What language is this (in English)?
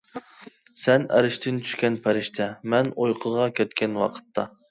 Uyghur